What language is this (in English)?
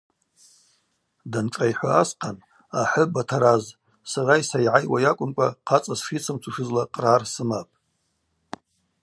Abaza